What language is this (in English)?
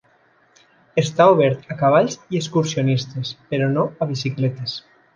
Catalan